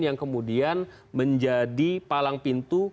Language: Indonesian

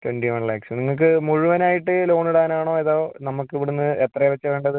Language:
Malayalam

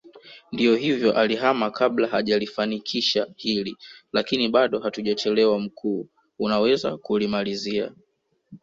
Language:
Swahili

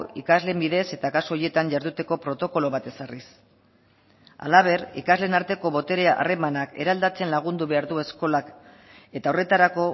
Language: Basque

